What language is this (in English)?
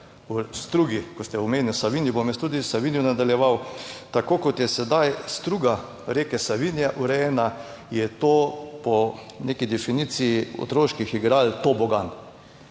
Slovenian